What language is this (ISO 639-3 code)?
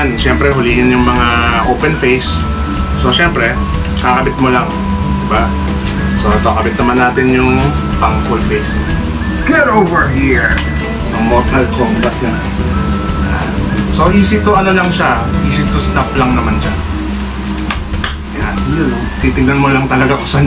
fil